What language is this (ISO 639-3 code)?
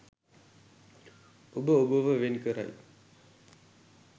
sin